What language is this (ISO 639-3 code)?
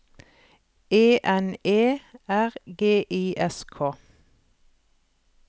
nor